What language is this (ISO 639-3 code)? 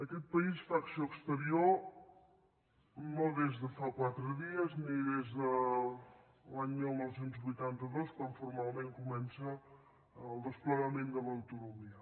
cat